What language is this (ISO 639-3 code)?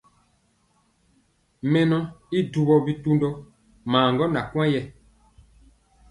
mcx